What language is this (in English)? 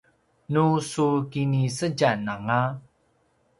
Paiwan